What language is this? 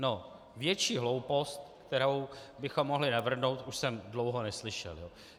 Czech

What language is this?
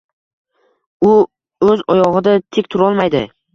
Uzbek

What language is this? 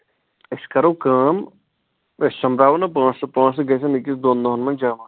Kashmiri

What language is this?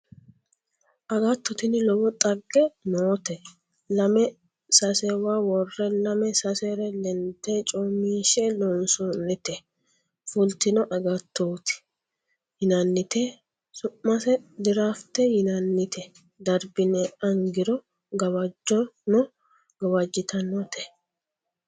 Sidamo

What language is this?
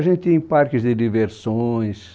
Portuguese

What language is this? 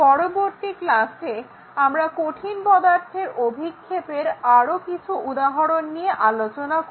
Bangla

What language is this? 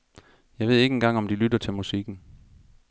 Danish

